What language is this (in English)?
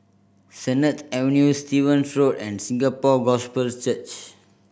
English